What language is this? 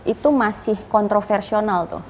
Indonesian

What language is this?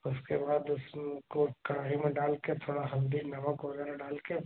Hindi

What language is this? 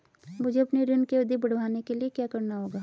Hindi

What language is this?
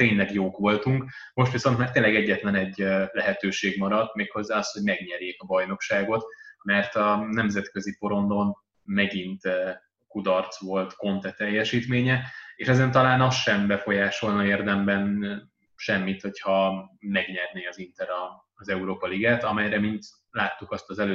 Hungarian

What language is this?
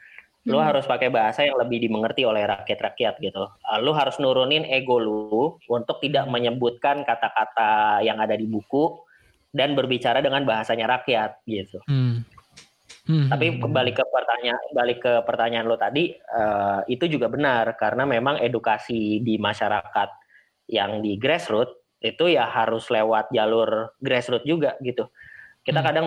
Indonesian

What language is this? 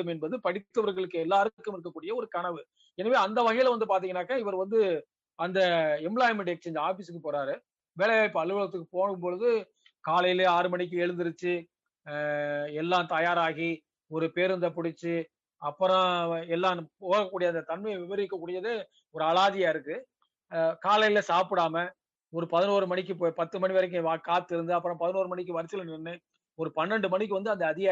Tamil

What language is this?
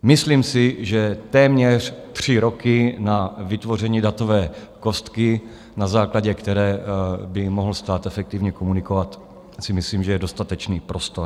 Czech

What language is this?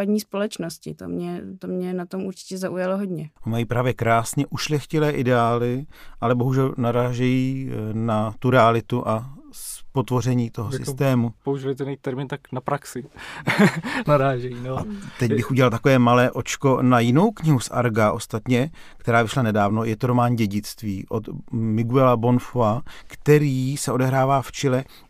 Czech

